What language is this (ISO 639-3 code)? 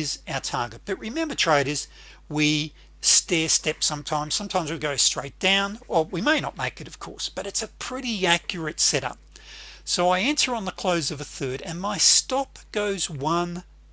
eng